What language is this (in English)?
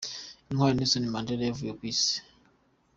Kinyarwanda